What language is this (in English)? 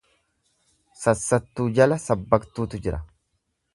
Oromo